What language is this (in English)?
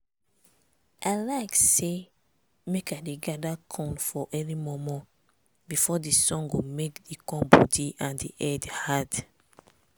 Nigerian Pidgin